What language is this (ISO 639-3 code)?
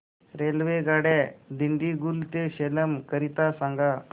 mar